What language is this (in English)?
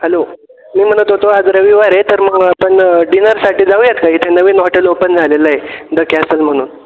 Marathi